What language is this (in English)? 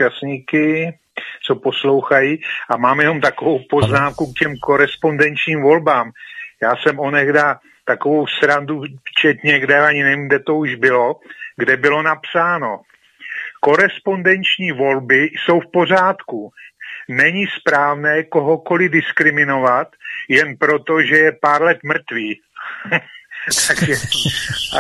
Czech